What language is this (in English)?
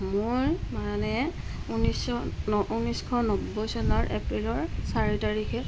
Assamese